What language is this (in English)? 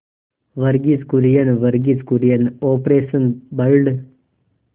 Hindi